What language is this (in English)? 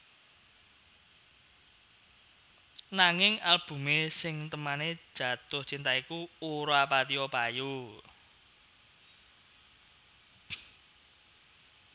Javanese